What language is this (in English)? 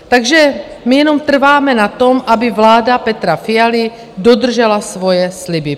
Czech